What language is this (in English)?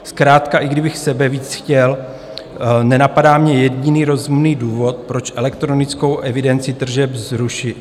Czech